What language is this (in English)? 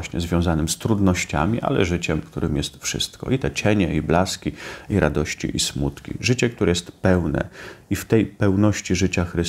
Polish